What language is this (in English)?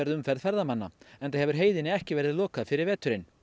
Icelandic